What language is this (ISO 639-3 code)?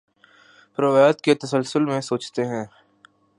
urd